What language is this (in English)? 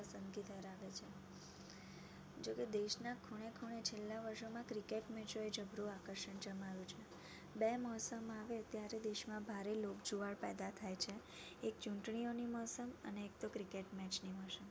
Gujarati